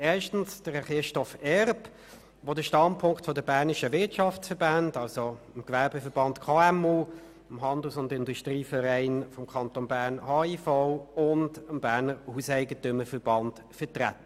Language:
Swiss German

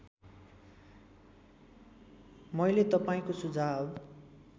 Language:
Nepali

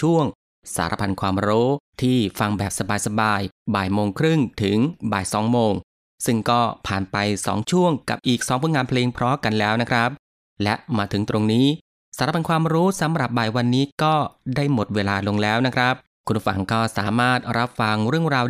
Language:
Thai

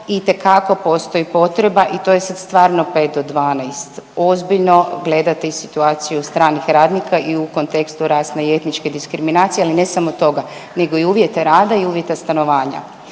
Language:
Croatian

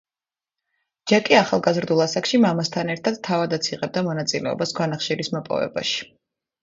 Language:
Georgian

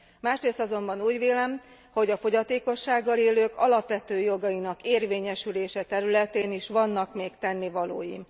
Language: Hungarian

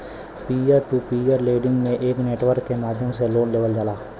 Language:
Bhojpuri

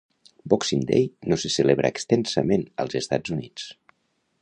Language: Catalan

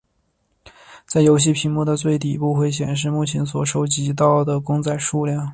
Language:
Chinese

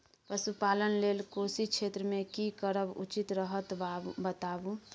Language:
Maithili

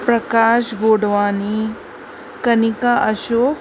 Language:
Sindhi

